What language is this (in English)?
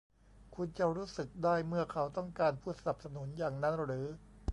Thai